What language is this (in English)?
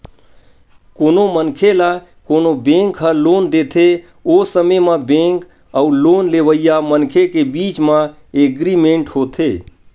Chhattisgarhi